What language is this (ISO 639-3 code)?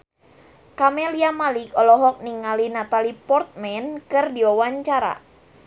sun